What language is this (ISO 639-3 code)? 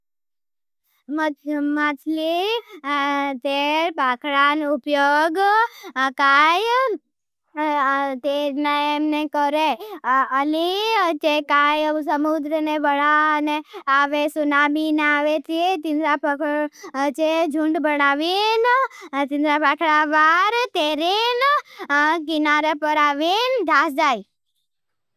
bhb